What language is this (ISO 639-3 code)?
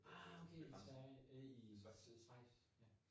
dan